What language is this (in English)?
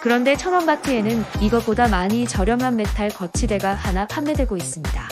Korean